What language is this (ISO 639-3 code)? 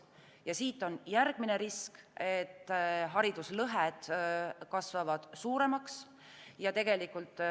est